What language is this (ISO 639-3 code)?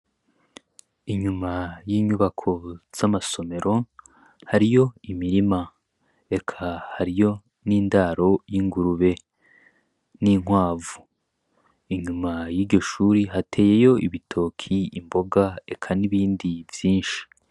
run